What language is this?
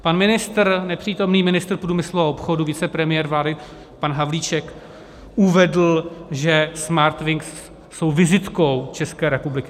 Czech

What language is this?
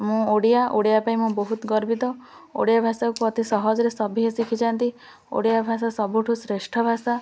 Odia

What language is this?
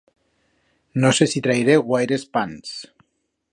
Aragonese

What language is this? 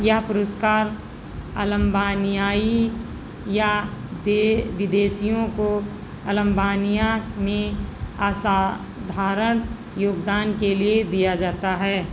Hindi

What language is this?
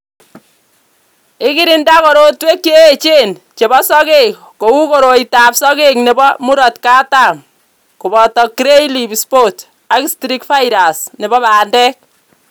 Kalenjin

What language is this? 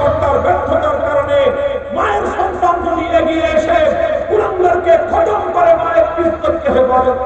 Turkish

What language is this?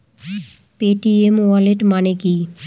Bangla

